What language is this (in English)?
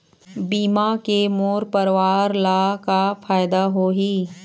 Chhattisgarhi